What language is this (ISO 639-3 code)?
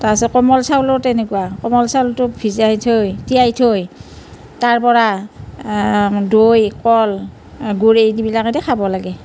asm